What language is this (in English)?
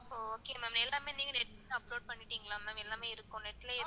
Tamil